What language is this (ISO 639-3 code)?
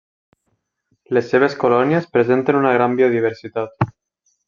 cat